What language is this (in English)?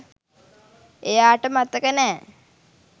Sinhala